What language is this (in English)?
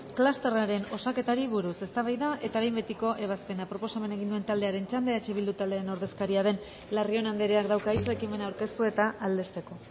Basque